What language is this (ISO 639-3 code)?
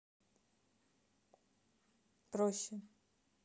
rus